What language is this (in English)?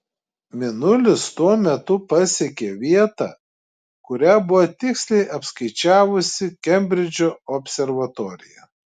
Lithuanian